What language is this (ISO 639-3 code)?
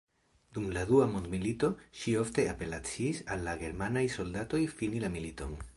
epo